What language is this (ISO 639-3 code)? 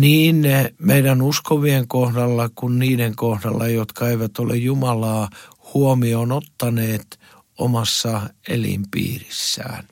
fin